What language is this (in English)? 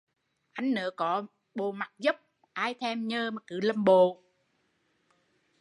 Vietnamese